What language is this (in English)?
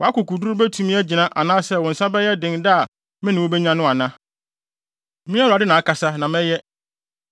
Akan